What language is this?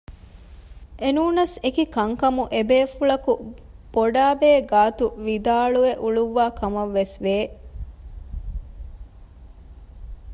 Divehi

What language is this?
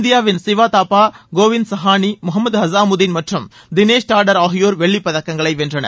Tamil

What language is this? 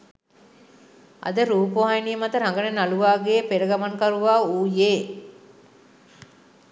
Sinhala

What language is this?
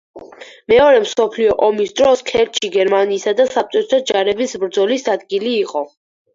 Georgian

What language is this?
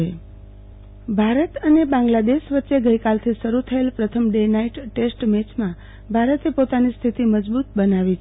Gujarati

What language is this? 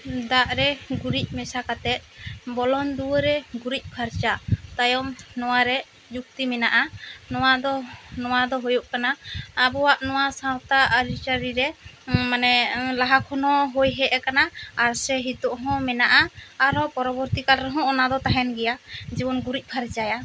Santali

